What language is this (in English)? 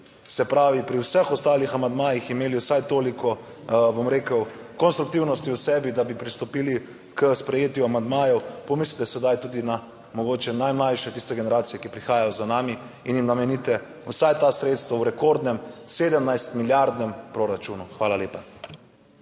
Slovenian